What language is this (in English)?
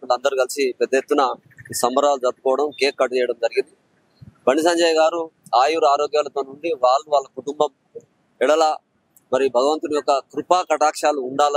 Telugu